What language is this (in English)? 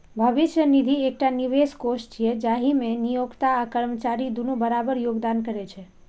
Maithili